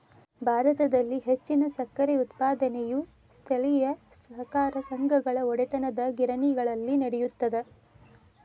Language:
Kannada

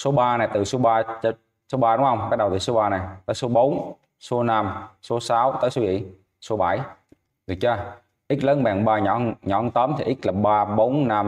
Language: Vietnamese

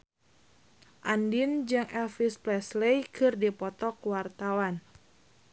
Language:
Sundanese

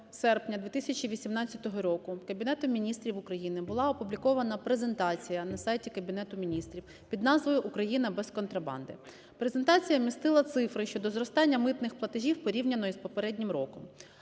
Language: Ukrainian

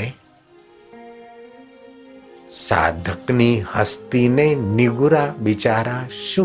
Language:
Hindi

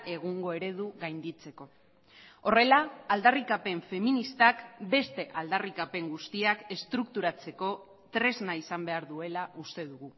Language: Basque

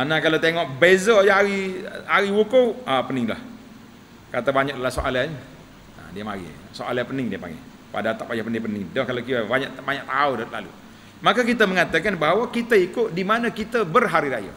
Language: Malay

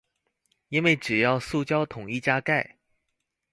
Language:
Chinese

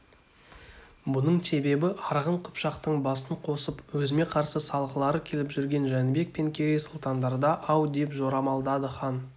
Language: Kazakh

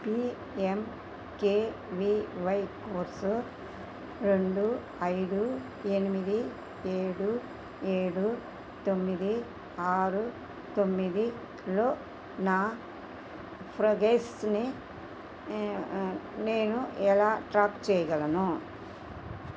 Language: Telugu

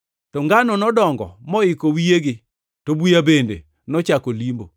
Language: Luo (Kenya and Tanzania)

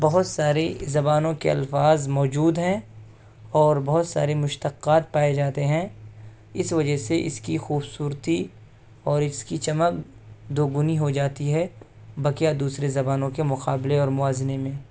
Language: Urdu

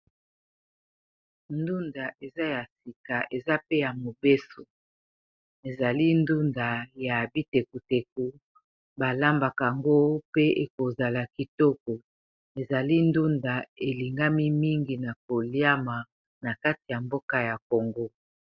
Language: Lingala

